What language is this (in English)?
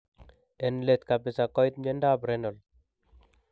Kalenjin